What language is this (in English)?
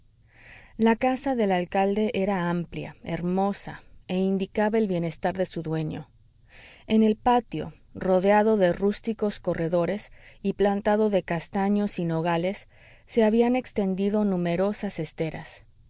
Spanish